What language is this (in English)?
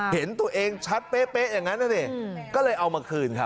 Thai